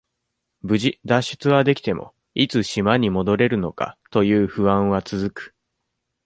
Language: Japanese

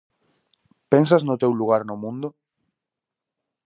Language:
Galician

